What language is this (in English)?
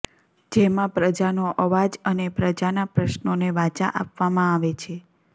Gujarati